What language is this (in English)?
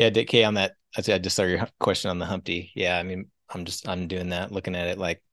English